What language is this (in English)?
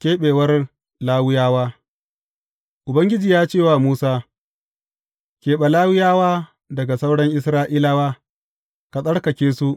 Hausa